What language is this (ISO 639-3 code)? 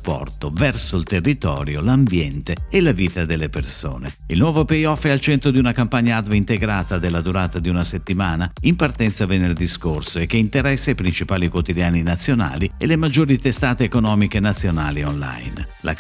ita